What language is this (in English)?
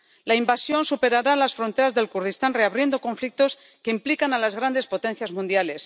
Spanish